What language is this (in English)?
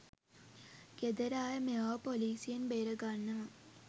Sinhala